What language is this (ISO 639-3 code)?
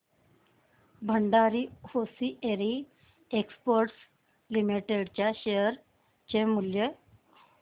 mar